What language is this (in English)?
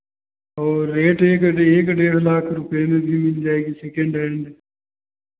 Hindi